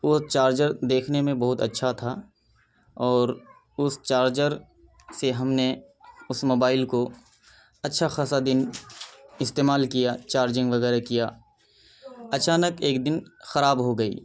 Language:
Urdu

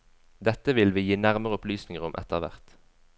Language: Norwegian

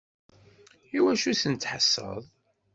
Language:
Kabyle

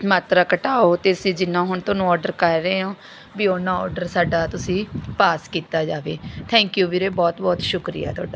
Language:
Punjabi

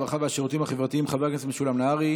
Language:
Hebrew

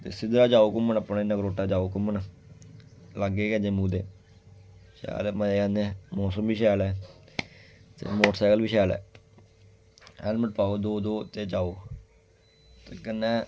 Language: Dogri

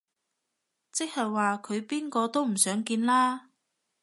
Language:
Cantonese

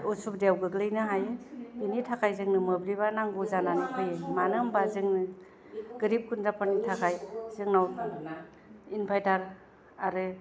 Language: Bodo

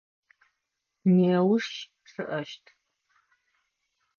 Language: Adyghe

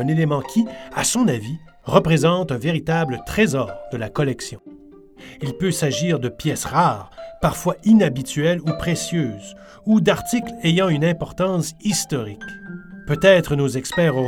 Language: French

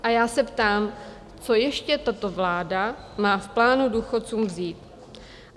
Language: Czech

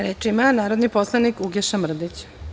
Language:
Serbian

